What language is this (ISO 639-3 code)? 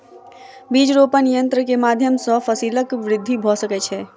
mai